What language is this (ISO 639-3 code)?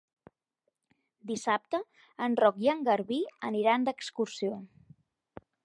cat